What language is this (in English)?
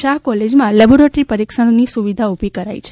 Gujarati